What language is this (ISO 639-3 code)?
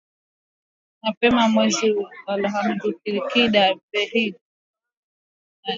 swa